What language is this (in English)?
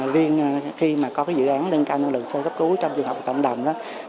Vietnamese